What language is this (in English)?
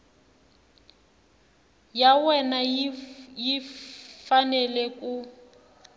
Tsonga